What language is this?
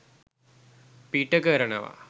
Sinhala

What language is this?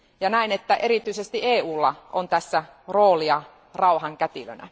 Finnish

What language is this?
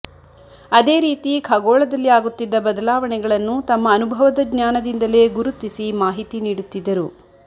Kannada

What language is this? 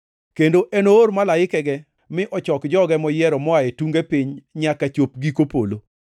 Luo (Kenya and Tanzania)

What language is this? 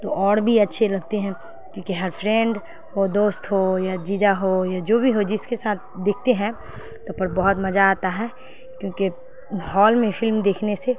Urdu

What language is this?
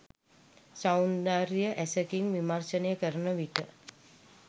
Sinhala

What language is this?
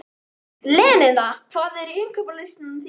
Icelandic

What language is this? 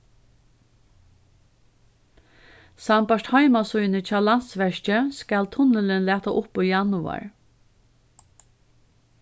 Faroese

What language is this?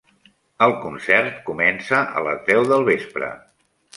Catalan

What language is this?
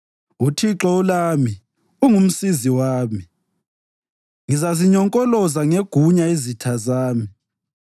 North Ndebele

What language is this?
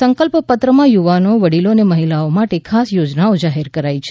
Gujarati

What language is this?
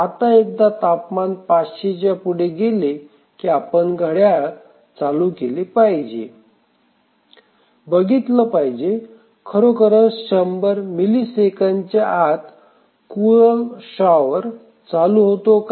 Marathi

